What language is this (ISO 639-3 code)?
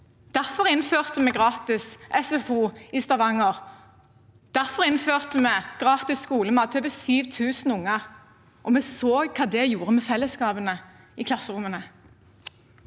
nor